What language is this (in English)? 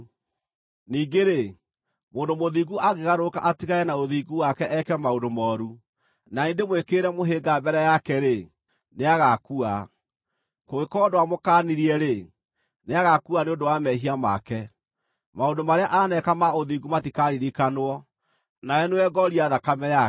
Kikuyu